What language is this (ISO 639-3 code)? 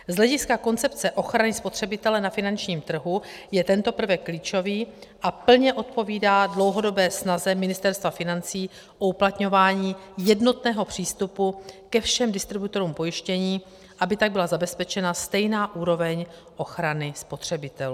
ces